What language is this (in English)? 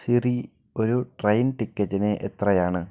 Malayalam